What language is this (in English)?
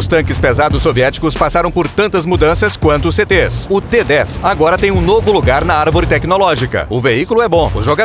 Portuguese